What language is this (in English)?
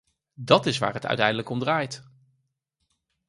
Dutch